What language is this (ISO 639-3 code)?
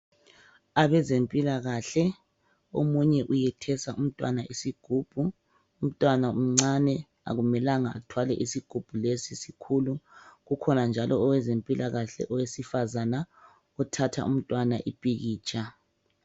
nde